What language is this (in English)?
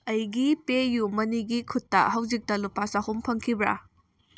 Manipuri